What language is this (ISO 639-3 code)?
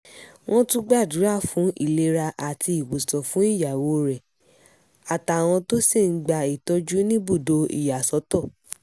yor